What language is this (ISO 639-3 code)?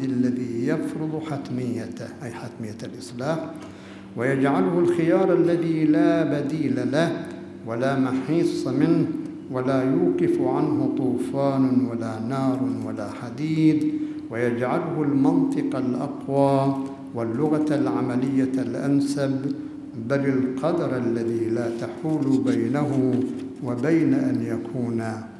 ara